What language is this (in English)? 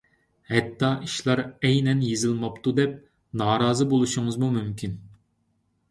Uyghur